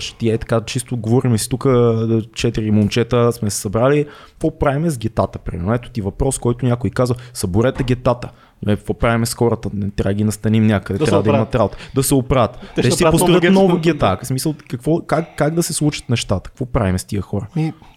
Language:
Bulgarian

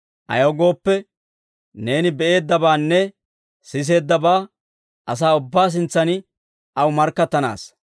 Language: Dawro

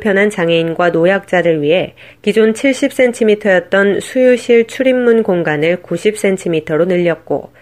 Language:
Korean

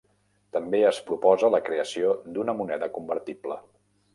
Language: Catalan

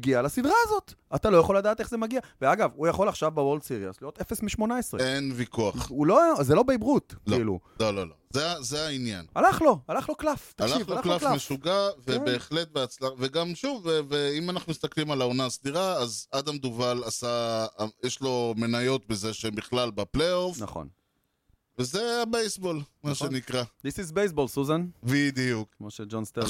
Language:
Hebrew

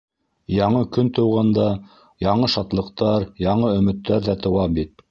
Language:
Bashkir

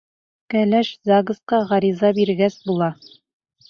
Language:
Bashkir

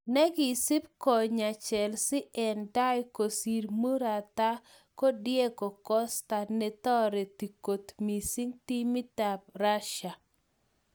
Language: Kalenjin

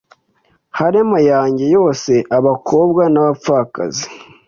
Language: Kinyarwanda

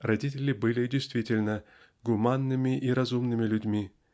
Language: Russian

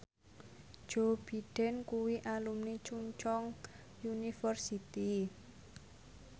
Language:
Javanese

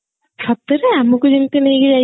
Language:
Odia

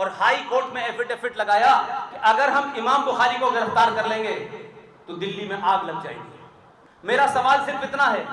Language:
Hindi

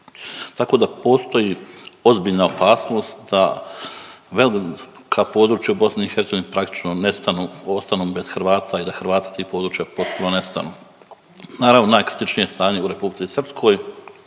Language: Croatian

